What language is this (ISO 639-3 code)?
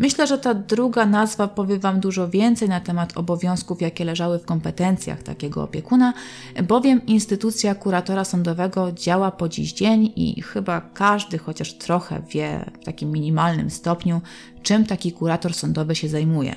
pol